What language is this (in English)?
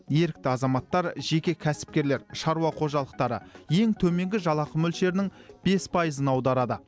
Kazakh